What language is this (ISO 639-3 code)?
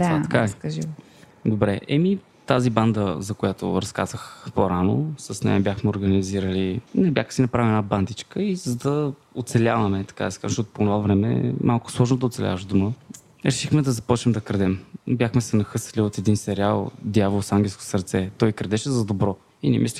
bul